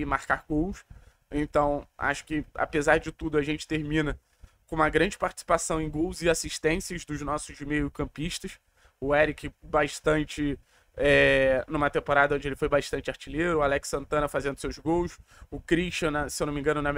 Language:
Portuguese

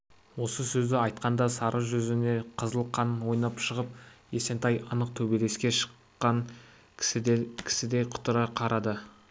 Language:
Kazakh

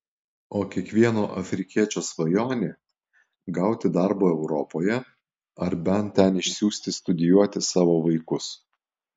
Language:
Lithuanian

